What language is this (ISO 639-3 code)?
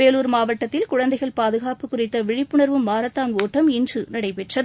tam